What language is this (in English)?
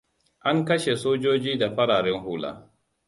Hausa